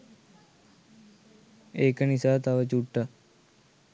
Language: Sinhala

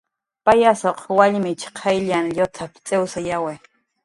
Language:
Jaqaru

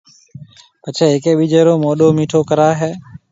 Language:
Marwari (Pakistan)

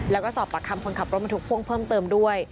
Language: Thai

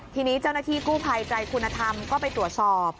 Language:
Thai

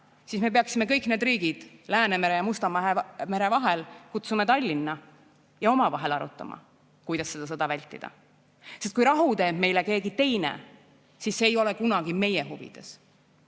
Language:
Estonian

